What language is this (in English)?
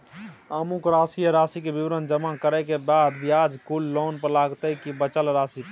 Maithili